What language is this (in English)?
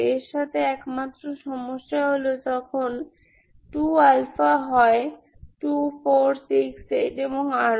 Bangla